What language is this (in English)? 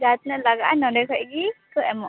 Santali